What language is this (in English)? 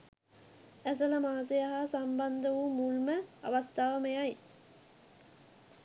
Sinhala